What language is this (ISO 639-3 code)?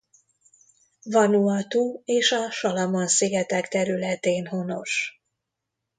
hun